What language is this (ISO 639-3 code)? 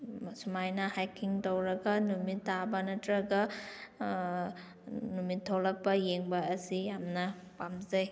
mni